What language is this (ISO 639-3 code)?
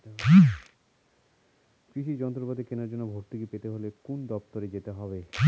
ben